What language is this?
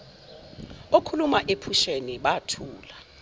Zulu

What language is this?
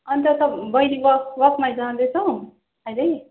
Nepali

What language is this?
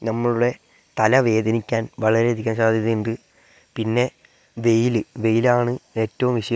Malayalam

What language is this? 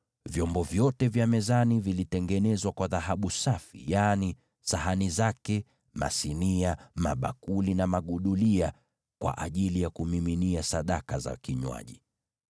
Swahili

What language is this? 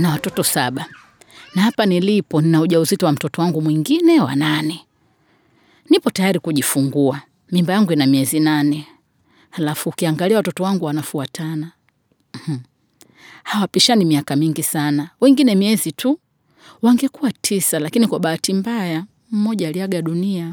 Swahili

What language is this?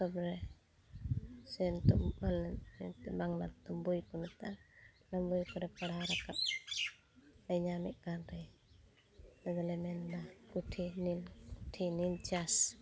Santali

